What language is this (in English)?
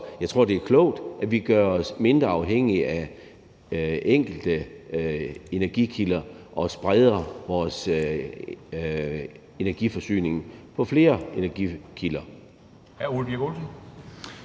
Danish